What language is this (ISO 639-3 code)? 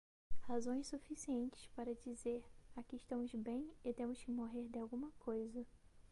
por